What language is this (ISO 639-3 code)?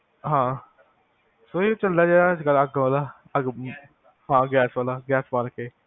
pan